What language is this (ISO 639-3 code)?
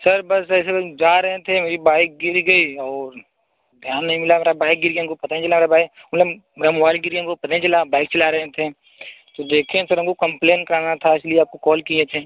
hin